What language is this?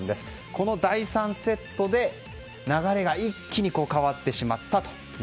Japanese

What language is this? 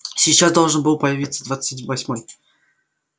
Russian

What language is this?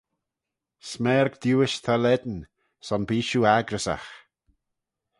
Manx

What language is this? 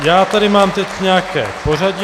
Czech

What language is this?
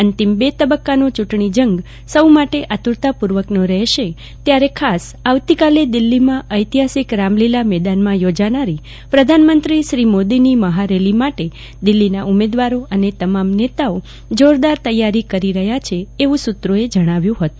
Gujarati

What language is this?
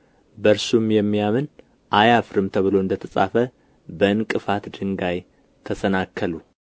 Amharic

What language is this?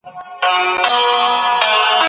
Pashto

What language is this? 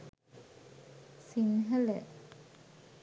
Sinhala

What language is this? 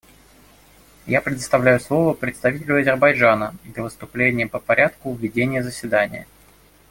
Russian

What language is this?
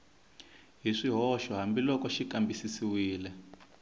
Tsonga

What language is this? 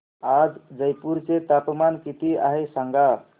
Marathi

